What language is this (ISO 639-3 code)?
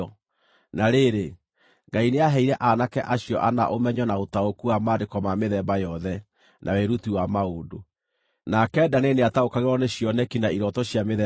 kik